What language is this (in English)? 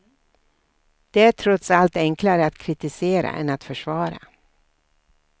Swedish